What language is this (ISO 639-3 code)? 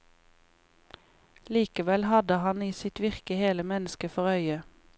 nor